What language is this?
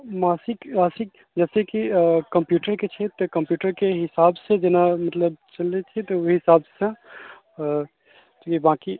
Maithili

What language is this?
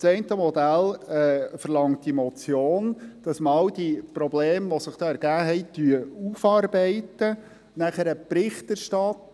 Swiss German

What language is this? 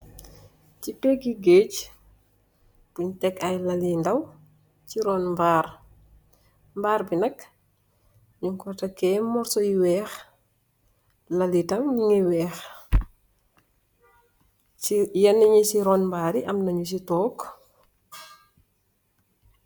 Wolof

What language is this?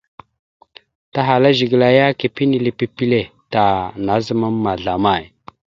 Mada (Cameroon)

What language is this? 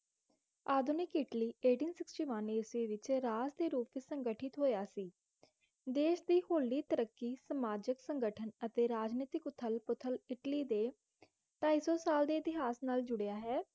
Punjabi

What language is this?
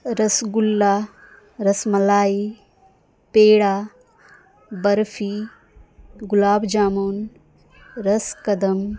Urdu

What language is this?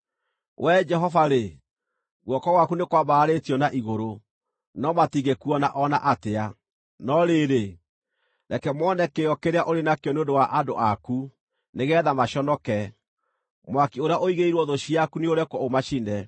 Kikuyu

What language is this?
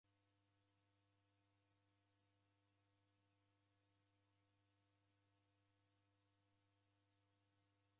Taita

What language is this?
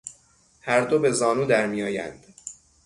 Persian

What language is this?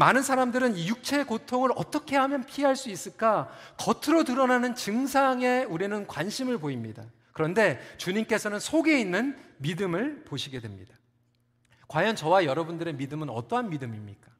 Korean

